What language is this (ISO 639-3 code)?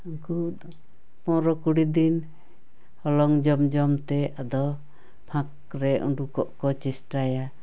sat